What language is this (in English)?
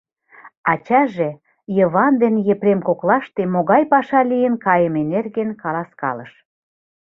Mari